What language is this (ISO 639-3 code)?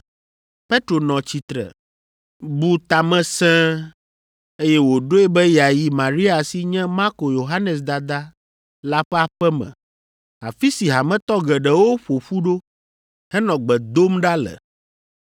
ewe